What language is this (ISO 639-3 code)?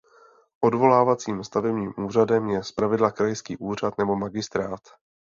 ces